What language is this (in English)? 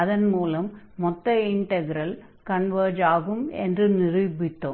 Tamil